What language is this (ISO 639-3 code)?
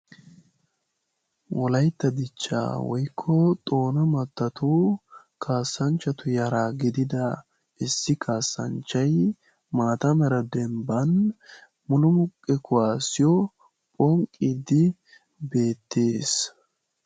wal